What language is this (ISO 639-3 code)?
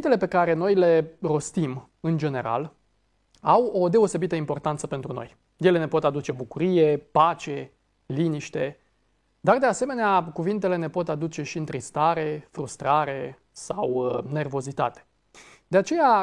ron